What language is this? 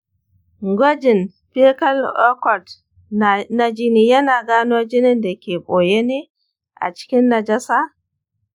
Hausa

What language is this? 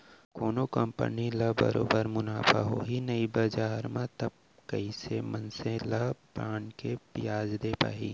Chhattisgarhi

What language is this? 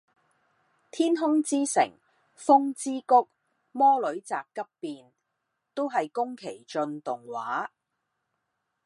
Cantonese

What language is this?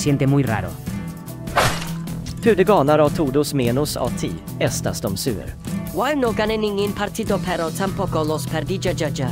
Swedish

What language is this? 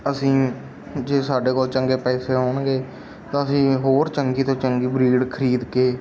Punjabi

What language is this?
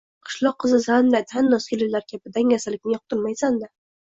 Uzbek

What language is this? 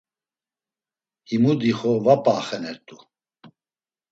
Laz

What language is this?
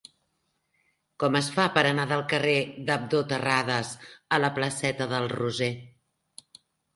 Catalan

